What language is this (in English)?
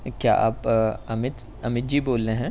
Urdu